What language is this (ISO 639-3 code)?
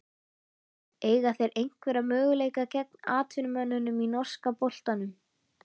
isl